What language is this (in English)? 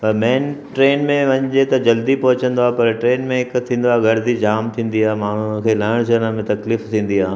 Sindhi